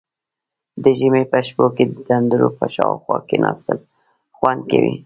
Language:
Pashto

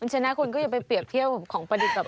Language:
Thai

